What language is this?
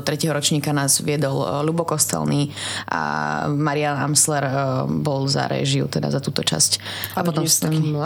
Slovak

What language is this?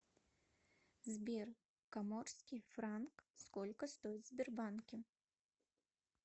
Russian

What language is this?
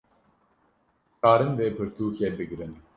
Kurdish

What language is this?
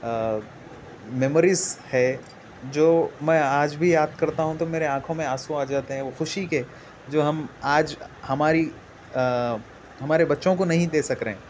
Urdu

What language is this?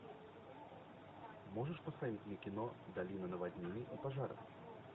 Russian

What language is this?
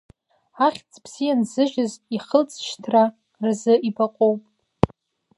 Abkhazian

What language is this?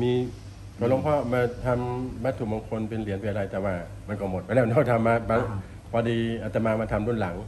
Thai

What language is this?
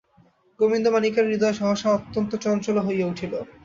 Bangla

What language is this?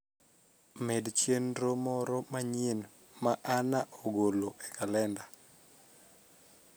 Luo (Kenya and Tanzania)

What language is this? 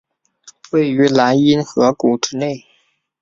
Chinese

